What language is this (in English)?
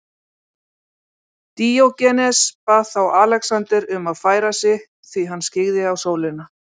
Icelandic